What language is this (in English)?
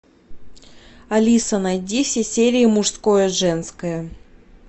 Russian